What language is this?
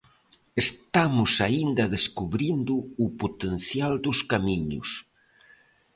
Galician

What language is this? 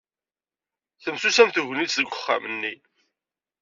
Kabyle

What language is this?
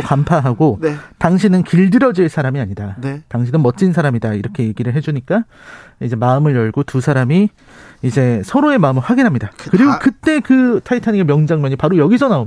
Korean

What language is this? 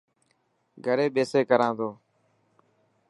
Dhatki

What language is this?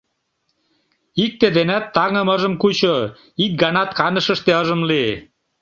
Mari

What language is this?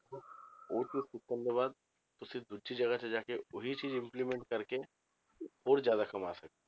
Punjabi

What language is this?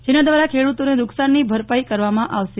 Gujarati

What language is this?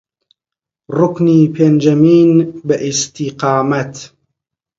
Central Kurdish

